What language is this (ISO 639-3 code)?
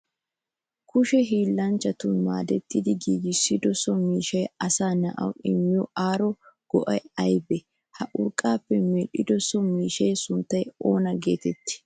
wal